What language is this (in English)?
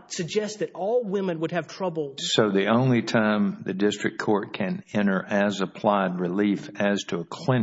English